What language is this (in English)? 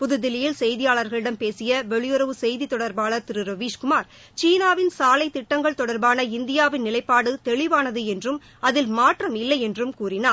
Tamil